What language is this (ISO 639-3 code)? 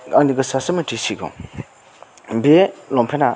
brx